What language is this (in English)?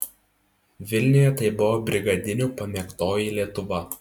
Lithuanian